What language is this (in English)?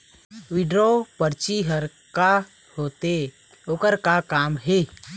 Chhattisgarhi